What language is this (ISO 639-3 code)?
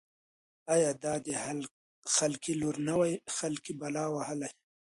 pus